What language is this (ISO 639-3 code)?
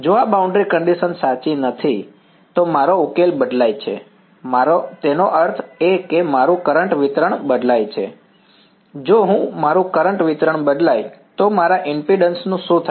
guj